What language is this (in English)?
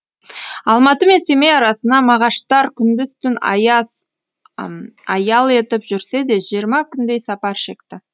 Kazakh